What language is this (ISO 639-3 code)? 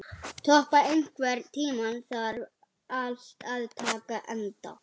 isl